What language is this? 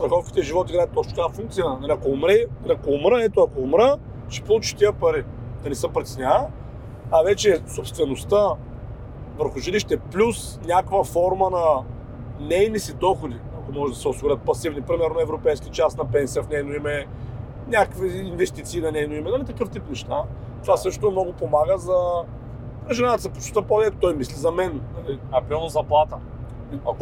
Bulgarian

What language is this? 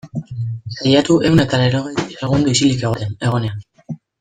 Basque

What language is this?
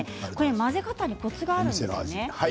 Japanese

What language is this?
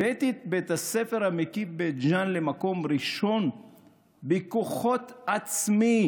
Hebrew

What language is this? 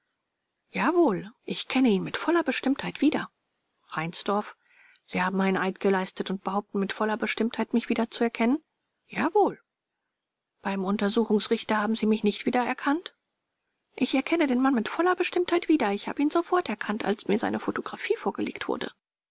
German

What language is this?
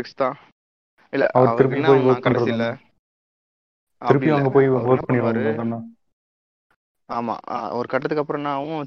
Tamil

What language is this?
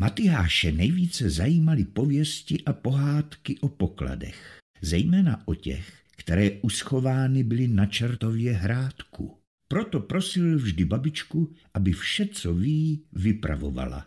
Czech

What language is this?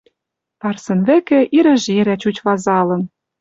Western Mari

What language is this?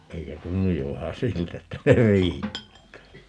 Finnish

